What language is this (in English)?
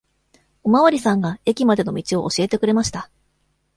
Japanese